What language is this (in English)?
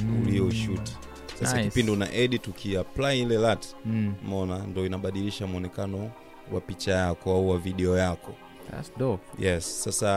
Swahili